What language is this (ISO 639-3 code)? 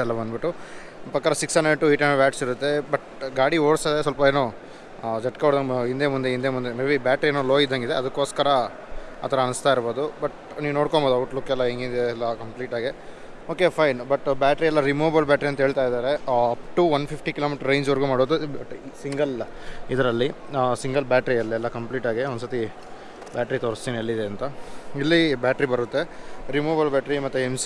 kan